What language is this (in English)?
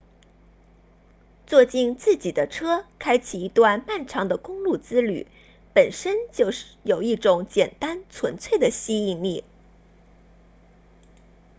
Chinese